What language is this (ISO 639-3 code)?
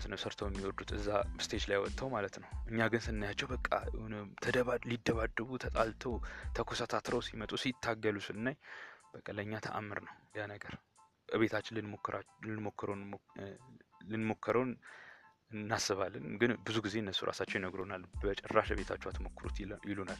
amh